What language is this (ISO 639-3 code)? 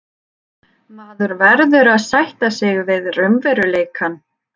isl